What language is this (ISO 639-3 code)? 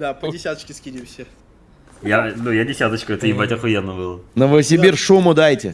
rus